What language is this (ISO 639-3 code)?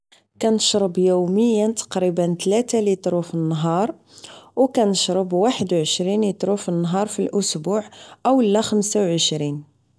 ary